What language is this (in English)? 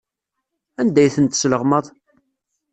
Kabyle